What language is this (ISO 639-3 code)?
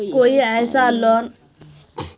mag